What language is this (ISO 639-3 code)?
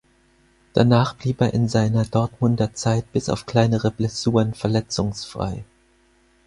deu